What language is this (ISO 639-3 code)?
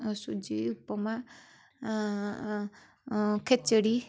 ori